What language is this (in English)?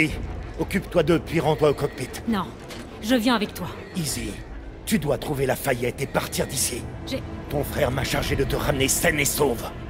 French